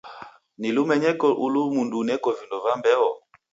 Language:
Taita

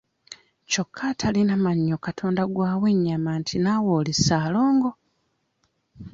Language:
Ganda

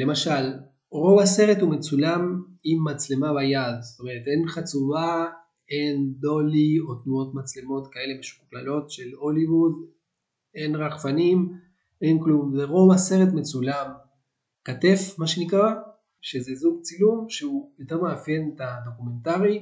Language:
Hebrew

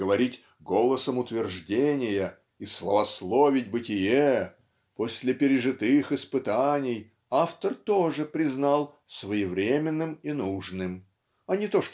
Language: Russian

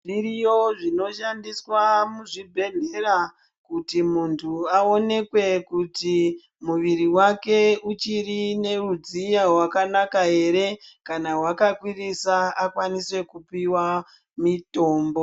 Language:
Ndau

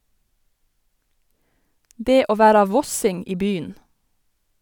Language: Norwegian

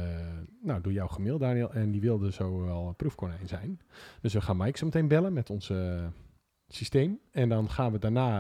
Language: Dutch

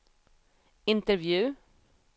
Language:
Swedish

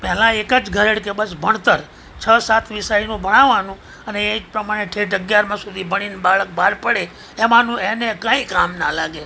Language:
Gujarati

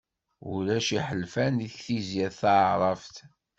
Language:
Kabyle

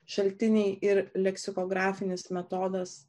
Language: Lithuanian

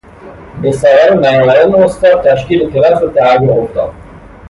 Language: Persian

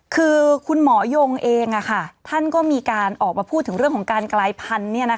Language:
Thai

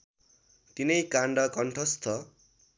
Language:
Nepali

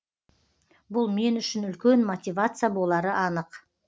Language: Kazakh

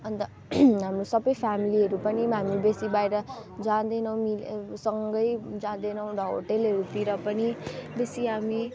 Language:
Nepali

